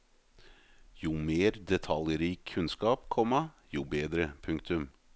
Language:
Norwegian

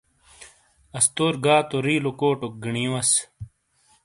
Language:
Shina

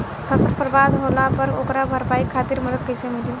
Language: Bhojpuri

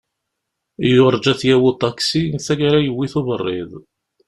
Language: Kabyle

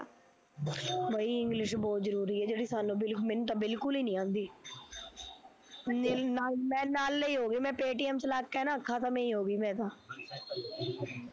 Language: Punjabi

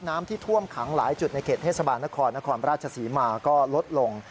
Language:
Thai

